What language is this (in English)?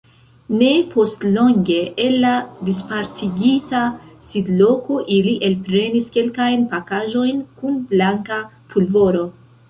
Esperanto